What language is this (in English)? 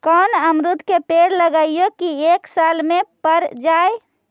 Magahi